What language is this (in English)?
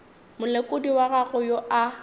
Northern Sotho